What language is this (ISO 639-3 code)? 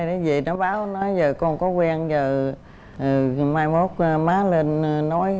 vie